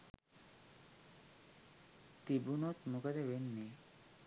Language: Sinhala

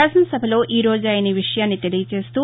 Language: Telugu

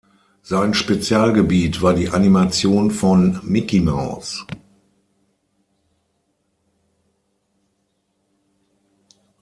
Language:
German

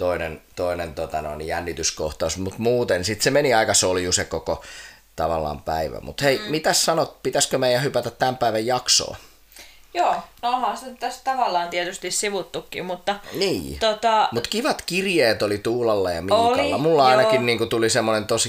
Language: Finnish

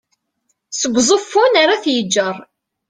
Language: Kabyle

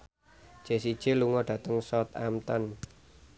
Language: Javanese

